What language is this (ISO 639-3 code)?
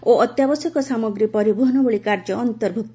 ori